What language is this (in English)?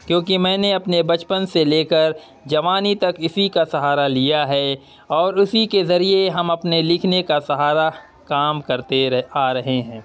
Urdu